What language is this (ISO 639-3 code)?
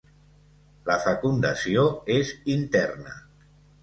cat